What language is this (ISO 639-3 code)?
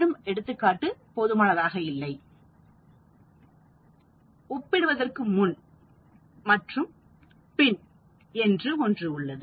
tam